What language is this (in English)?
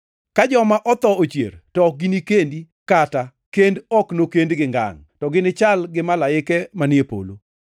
Luo (Kenya and Tanzania)